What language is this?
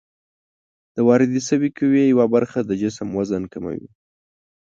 Pashto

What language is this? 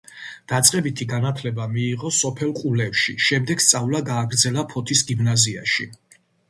Georgian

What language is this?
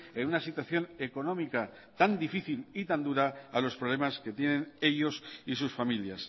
Spanish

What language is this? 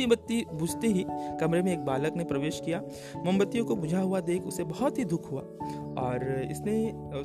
Hindi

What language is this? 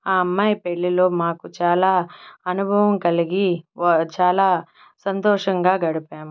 Telugu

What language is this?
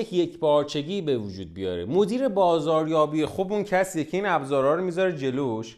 Persian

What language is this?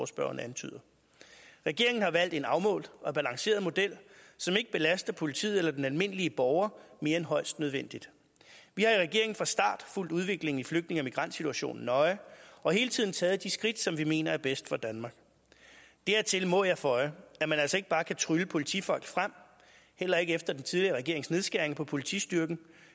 Danish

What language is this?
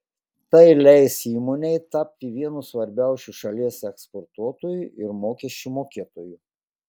Lithuanian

